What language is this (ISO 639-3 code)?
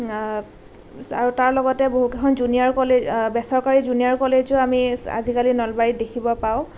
asm